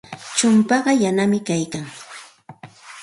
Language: Santa Ana de Tusi Pasco Quechua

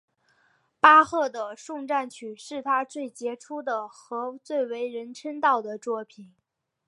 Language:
Chinese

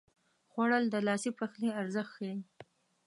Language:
Pashto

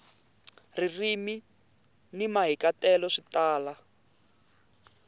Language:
Tsonga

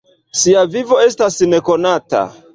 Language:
Esperanto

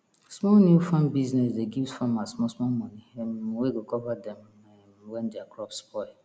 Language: Nigerian Pidgin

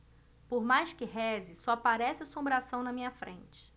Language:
Portuguese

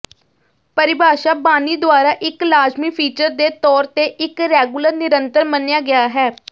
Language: Punjabi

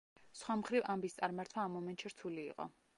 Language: Georgian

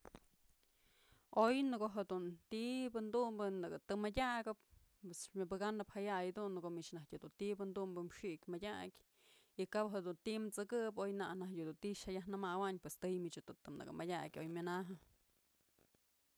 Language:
Mazatlán Mixe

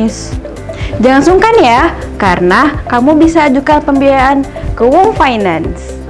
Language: Indonesian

